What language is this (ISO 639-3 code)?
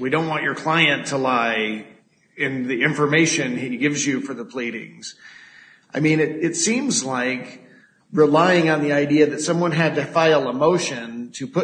eng